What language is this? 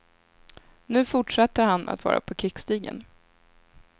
Swedish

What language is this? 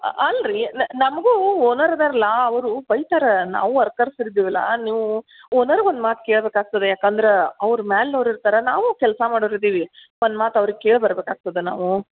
Kannada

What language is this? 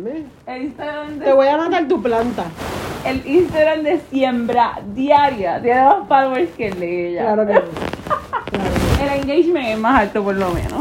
Spanish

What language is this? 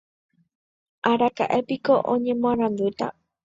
Guarani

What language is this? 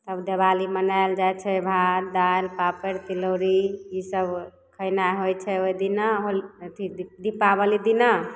Maithili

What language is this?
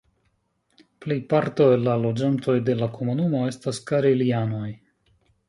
Esperanto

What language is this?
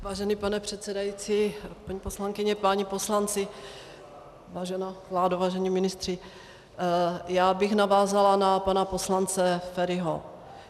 Czech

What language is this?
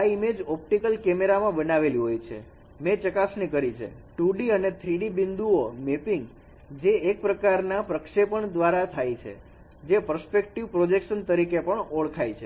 Gujarati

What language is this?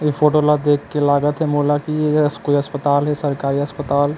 Chhattisgarhi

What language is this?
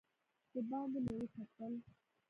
Pashto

